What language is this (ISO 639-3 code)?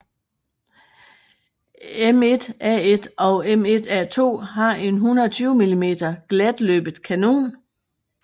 dan